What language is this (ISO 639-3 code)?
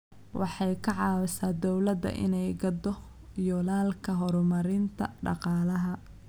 som